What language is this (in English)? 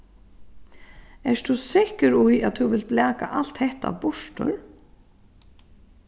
Faroese